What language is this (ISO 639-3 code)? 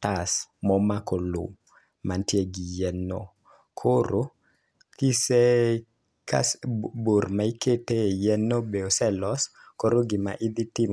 luo